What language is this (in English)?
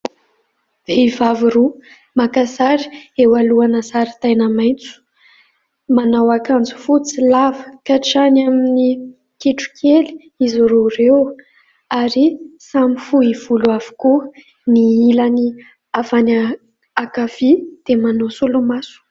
Malagasy